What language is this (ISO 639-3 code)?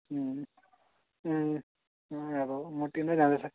nep